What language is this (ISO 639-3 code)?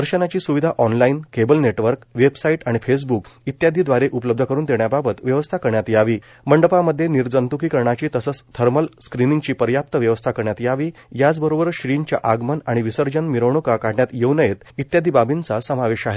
mar